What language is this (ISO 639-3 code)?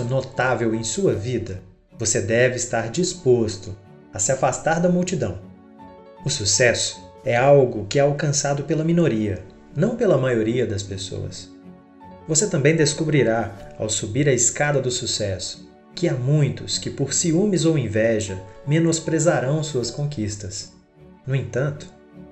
por